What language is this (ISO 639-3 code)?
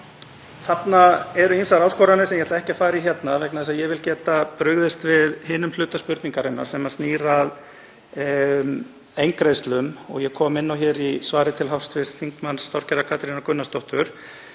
isl